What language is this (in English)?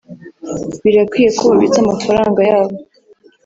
Kinyarwanda